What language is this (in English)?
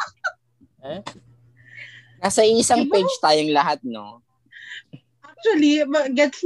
Filipino